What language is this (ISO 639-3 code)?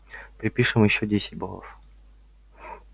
rus